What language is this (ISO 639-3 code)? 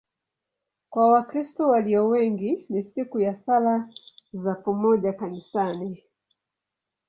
swa